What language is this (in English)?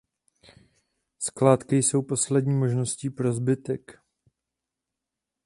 Czech